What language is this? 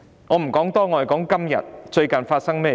Cantonese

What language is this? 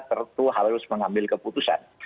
Indonesian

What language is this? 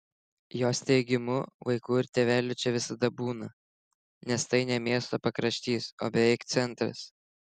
Lithuanian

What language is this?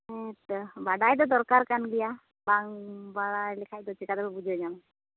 Santali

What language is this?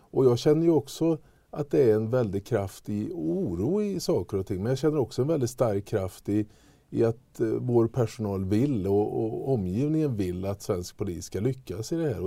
Swedish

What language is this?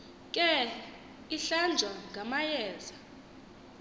Xhosa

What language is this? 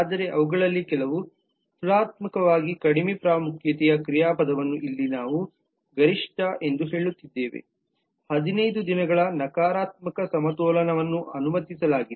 Kannada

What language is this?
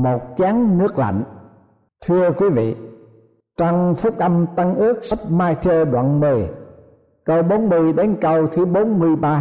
Vietnamese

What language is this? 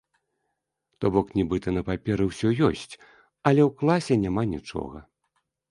Belarusian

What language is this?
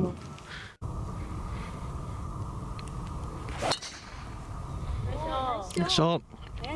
Japanese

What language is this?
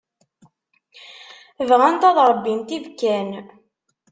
Kabyle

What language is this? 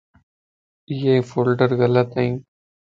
Lasi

